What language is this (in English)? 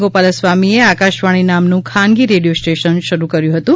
Gujarati